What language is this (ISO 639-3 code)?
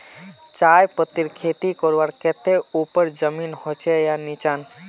mag